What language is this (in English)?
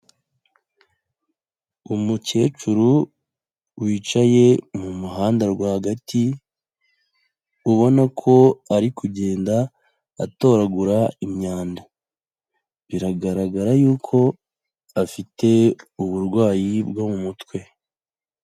Kinyarwanda